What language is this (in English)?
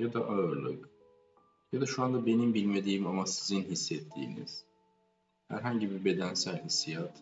Turkish